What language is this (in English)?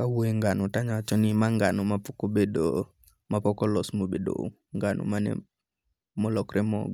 Luo (Kenya and Tanzania)